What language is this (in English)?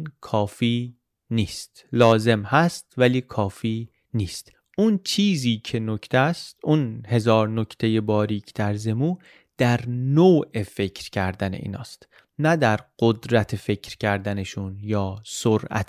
Persian